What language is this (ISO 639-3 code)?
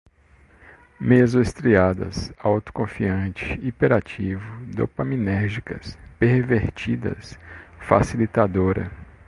por